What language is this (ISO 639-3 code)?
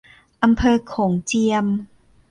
tha